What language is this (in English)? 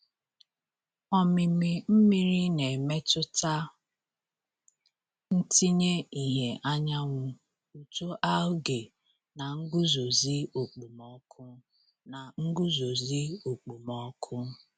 Igbo